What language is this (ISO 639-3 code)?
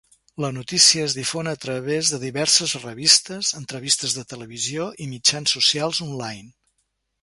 cat